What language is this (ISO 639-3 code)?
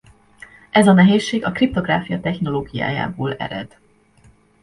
hun